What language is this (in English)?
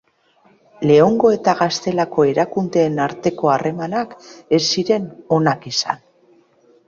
Basque